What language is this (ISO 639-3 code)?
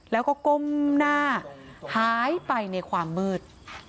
tha